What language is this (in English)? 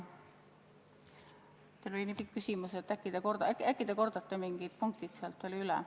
Estonian